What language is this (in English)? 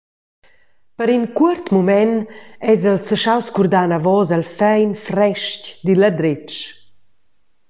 Romansh